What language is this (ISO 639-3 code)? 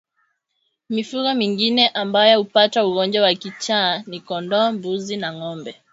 swa